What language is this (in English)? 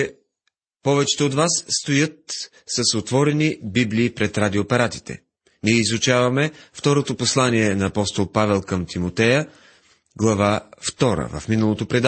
Bulgarian